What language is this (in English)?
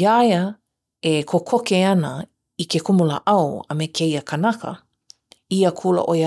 Hawaiian